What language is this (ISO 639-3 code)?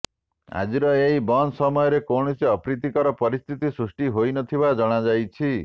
ori